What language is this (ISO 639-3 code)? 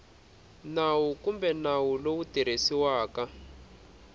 tso